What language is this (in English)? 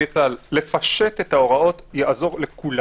Hebrew